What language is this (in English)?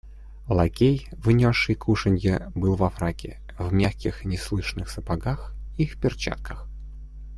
Russian